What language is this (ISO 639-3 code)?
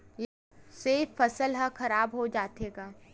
hne